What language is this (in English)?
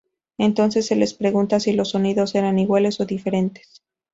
Spanish